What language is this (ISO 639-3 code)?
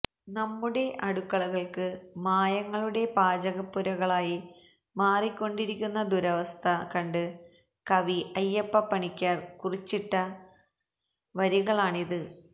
mal